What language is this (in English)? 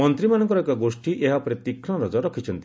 Odia